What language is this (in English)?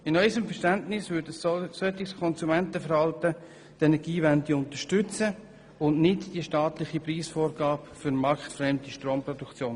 Swiss German